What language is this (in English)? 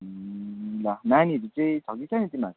Nepali